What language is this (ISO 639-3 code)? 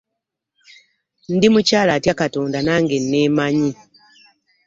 lug